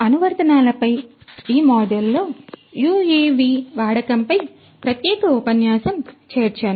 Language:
Telugu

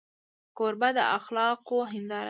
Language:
Pashto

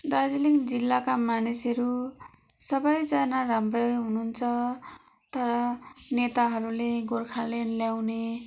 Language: Nepali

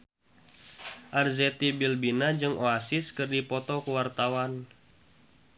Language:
Sundanese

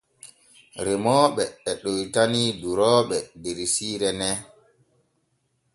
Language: Borgu Fulfulde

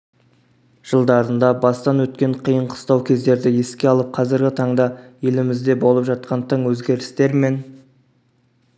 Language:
Kazakh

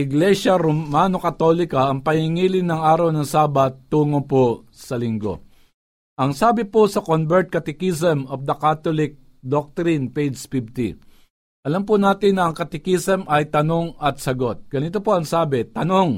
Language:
Filipino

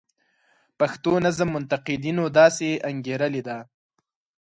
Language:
Pashto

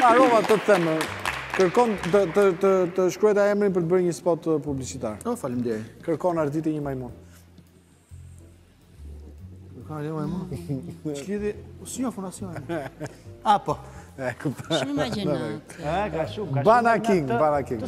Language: Romanian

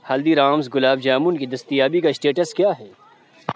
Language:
Urdu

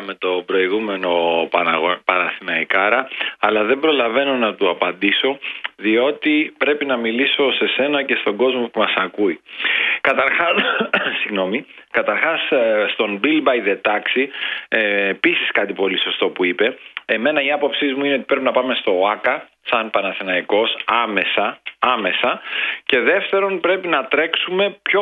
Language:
Greek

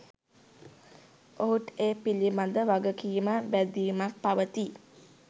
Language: Sinhala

